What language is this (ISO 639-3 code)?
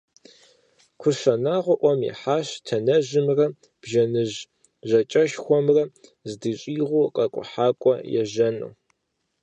kbd